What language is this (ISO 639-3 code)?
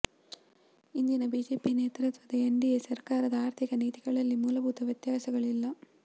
kan